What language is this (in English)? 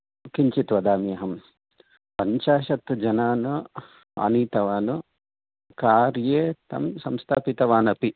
Sanskrit